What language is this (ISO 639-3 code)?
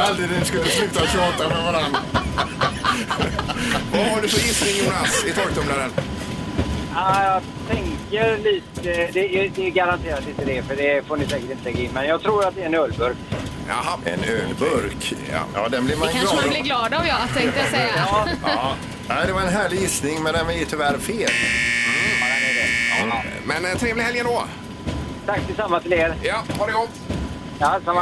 swe